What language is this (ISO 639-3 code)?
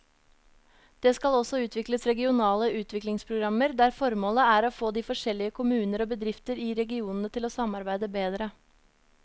nor